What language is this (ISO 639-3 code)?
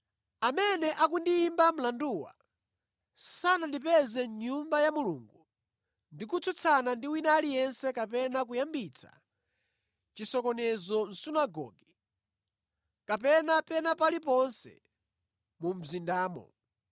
nya